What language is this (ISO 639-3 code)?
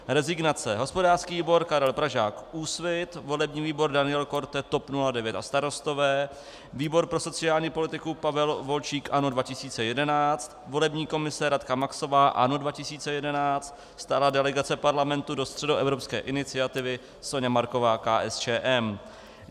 ces